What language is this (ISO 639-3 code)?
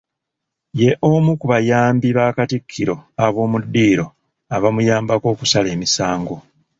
lug